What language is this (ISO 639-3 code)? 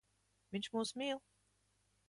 lav